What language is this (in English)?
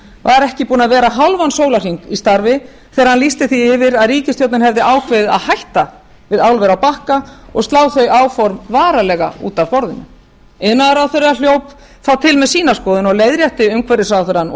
Icelandic